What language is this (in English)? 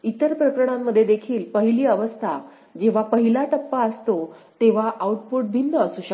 Marathi